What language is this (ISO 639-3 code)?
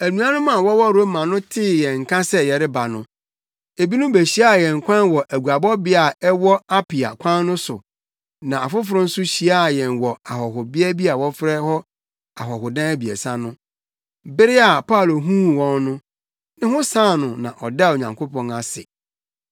aka